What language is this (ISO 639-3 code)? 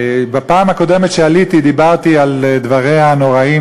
heb